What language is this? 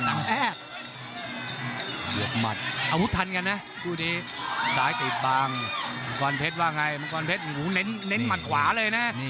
Thai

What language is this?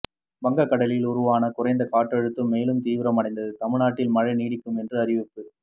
Tamil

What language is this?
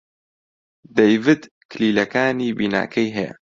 Central Kurdish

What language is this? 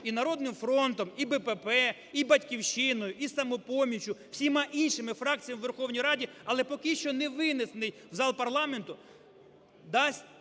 Ukrainian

